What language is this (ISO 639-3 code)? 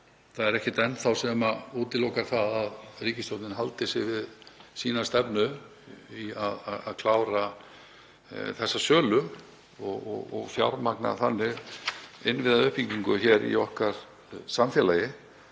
isl